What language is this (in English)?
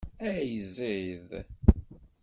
Kabyle